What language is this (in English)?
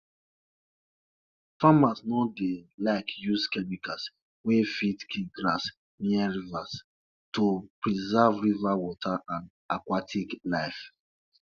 Nigerian Pidgin